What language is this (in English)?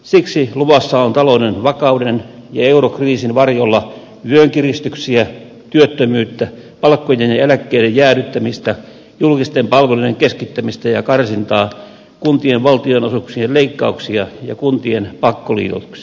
Finnish